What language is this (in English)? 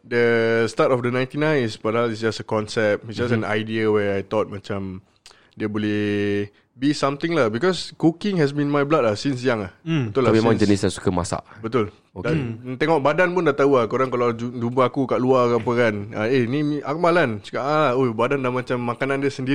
Malay